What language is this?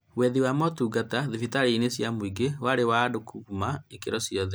Kikuyu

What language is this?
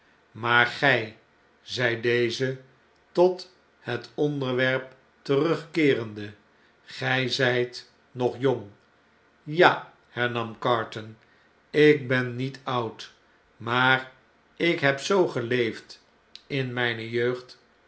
Dutch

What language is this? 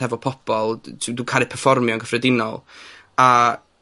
Welsh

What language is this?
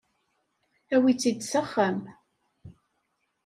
Kabyle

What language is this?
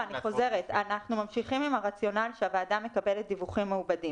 Hebrew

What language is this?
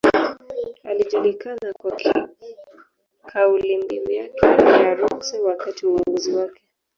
Swahili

